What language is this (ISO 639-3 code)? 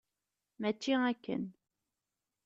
kab